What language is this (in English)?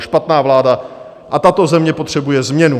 Czech